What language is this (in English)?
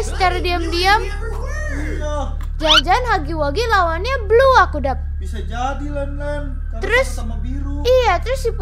Indonesian